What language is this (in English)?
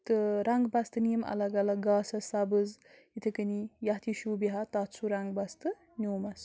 Kashmiri